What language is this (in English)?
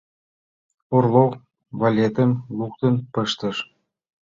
Mari